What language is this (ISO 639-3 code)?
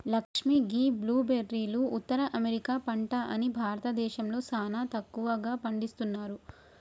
tel